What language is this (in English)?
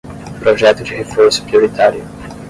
Portuguese